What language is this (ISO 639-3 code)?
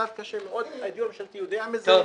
heb